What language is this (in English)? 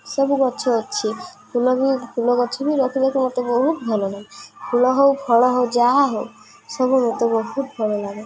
Odia